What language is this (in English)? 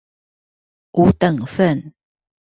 Chinese